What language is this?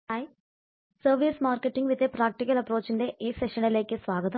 Malayalam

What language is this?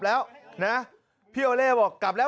Thai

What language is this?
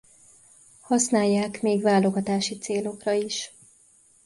Hungarian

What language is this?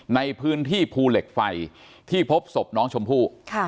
Thai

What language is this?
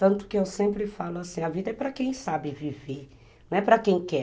Portuguese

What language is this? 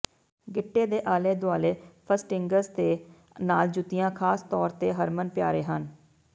Punjabi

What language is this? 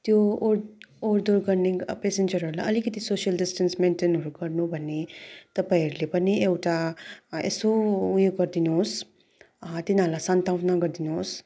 Nepali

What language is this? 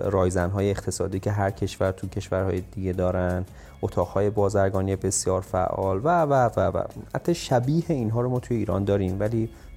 Persian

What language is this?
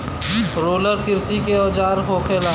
Bhojpuri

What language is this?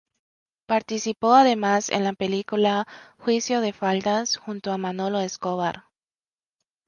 Spanish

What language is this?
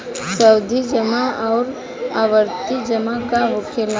Bhojpuri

